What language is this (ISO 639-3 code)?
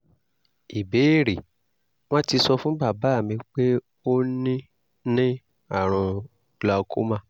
yor